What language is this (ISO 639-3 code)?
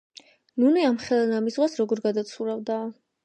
kat